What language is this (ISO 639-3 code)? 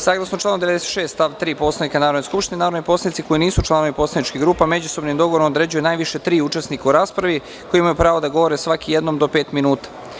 srp